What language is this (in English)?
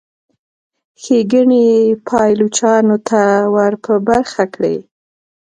Pashto